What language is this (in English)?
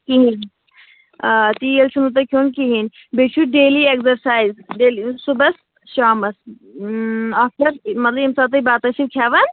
Kashmiri